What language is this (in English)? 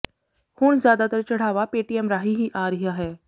Punjabi